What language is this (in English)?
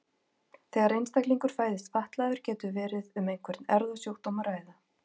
Icelandic